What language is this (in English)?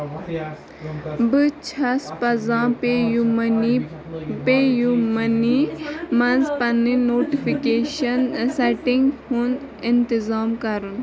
Kashmiri